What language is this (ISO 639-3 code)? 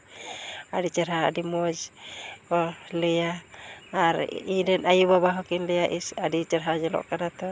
sat